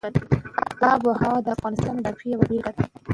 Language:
Pashto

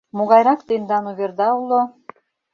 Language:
Mari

